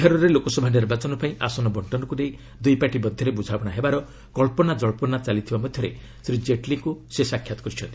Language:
Odia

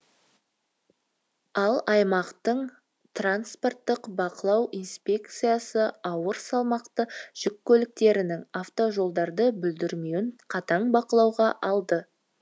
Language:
Kazakh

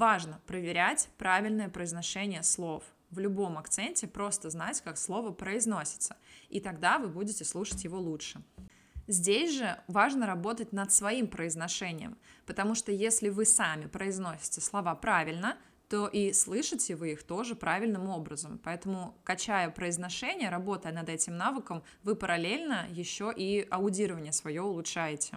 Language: Russian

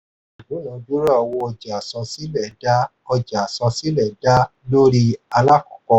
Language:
Yoruba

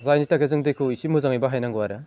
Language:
Bodo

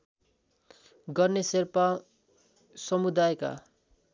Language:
Nepali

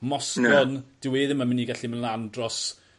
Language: Welsh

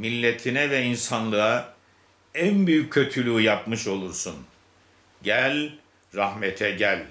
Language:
Turkish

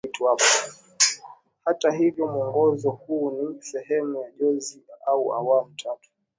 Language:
Swahili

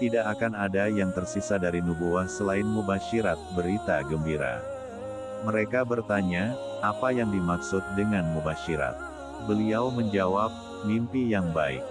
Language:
Indonesian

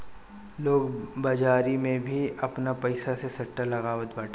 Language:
Bhojpuri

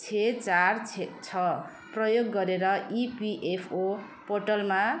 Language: Nepali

